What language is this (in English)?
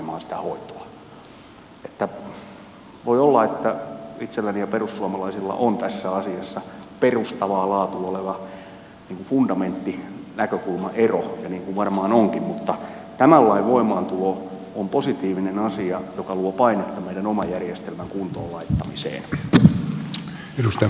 Finnish